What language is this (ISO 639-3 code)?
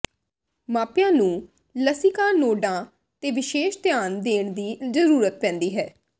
pan